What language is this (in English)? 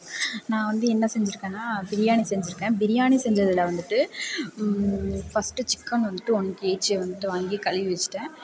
Tamil